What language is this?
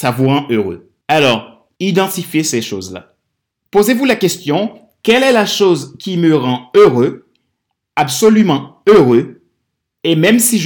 French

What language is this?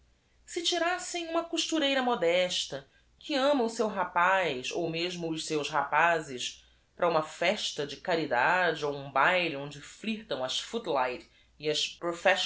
Portuguese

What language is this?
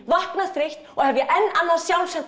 Icelandic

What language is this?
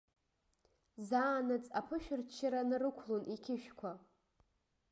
Abkhazian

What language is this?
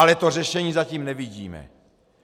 Czech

